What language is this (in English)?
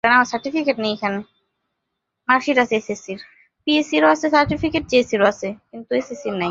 Bangla